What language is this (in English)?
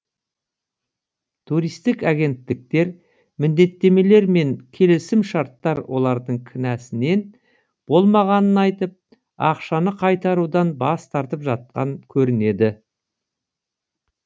Kazakh